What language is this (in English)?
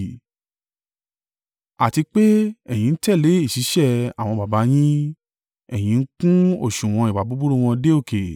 Yoruba